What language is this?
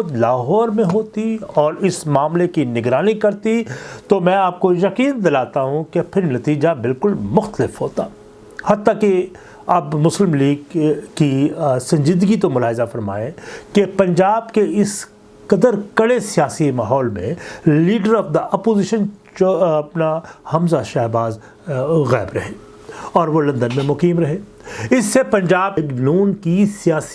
Urdu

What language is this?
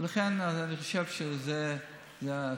Hebrew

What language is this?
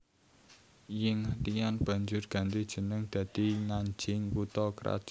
Javanese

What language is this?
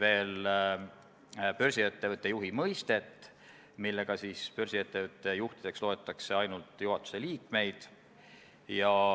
Estonian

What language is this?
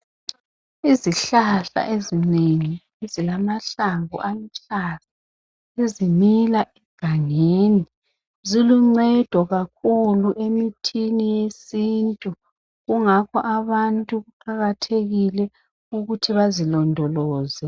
North Ndebele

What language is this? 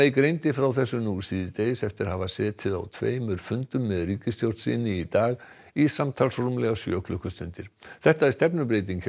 Icelandic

